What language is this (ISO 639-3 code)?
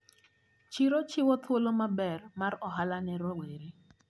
luo